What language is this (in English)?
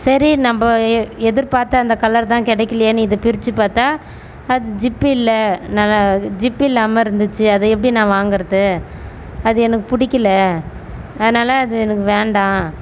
Tamil